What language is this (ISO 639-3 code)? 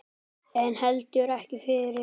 isl